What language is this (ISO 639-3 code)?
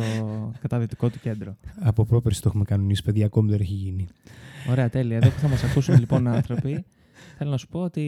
ell